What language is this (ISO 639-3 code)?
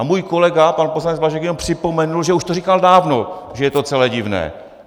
ces